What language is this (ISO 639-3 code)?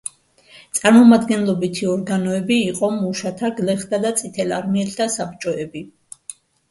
kat